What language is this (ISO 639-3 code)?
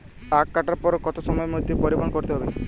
ben